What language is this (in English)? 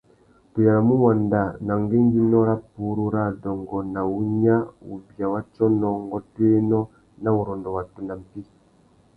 Tuki